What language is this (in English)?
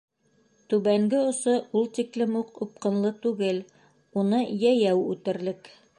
Bashkir